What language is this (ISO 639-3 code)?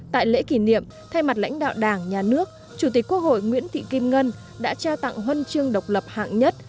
vie